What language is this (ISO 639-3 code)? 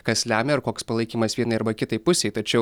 lit